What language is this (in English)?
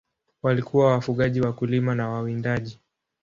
Swahili